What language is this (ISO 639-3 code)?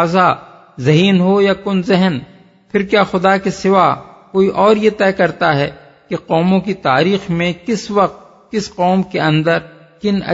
urd